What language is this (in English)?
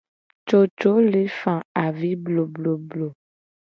Gen